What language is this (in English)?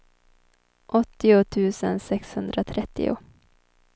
Swedish